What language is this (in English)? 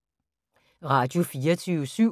Danish